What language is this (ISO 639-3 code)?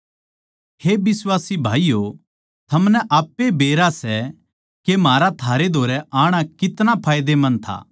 bgc